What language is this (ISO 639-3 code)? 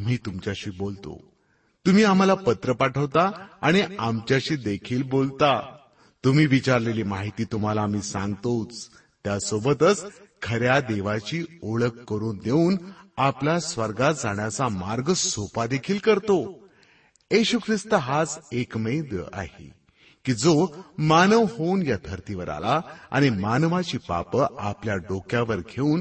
mar